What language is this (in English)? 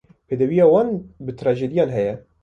Kurdish